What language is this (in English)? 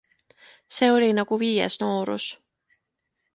Estonian